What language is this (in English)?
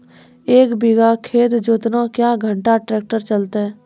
Maithili